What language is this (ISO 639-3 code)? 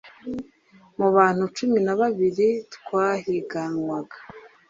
kin